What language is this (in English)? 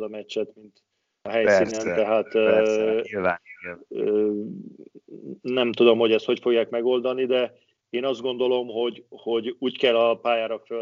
Hungarian